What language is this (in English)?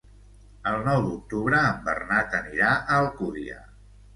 Catalan